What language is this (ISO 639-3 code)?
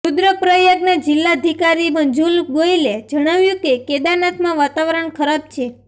guj